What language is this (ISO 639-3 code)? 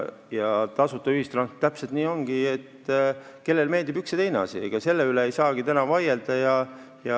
est